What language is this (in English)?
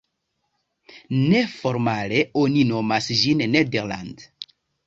Esperanto